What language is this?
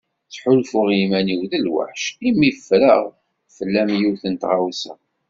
Kabyle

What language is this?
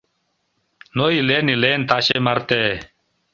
Mari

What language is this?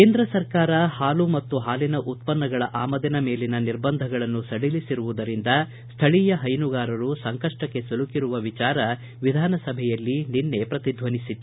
Kannada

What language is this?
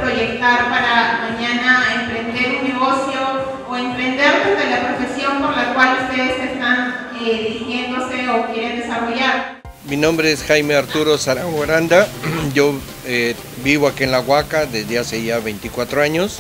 Spanish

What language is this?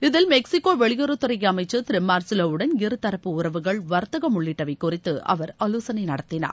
Tamil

